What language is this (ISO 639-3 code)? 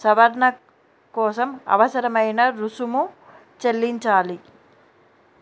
tel